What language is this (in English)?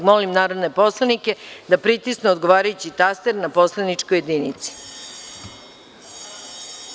Serbian